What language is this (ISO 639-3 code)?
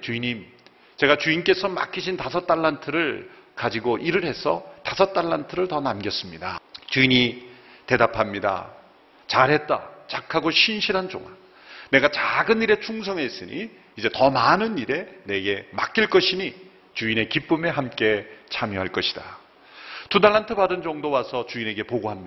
kor